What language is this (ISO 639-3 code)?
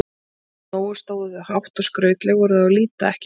isl